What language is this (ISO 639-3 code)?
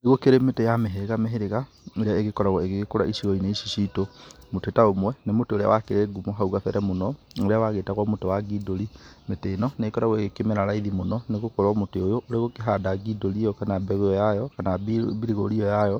kik